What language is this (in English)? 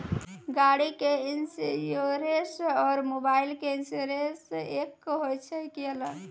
Maithili